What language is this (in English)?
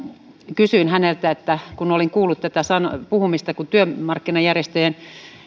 Finnish